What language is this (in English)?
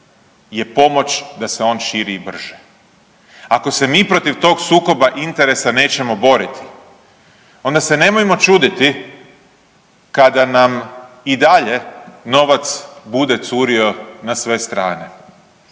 Croatian